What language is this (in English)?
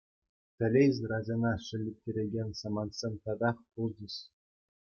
Chuvash